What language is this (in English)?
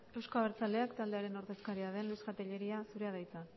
Basque